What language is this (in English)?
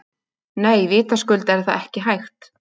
Icelandic